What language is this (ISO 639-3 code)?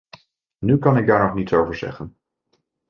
nld